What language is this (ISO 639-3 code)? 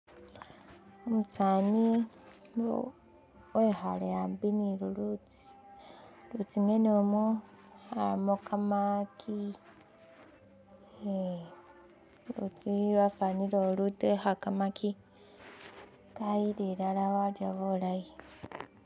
myx